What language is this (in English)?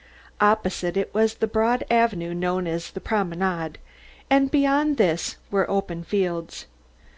English